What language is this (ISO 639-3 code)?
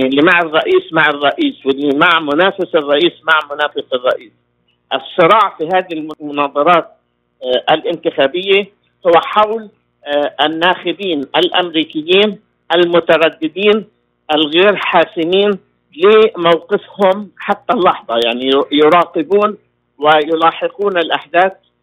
ara